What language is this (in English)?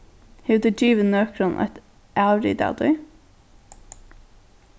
Faroese